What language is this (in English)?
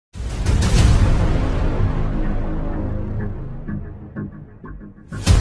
Spanish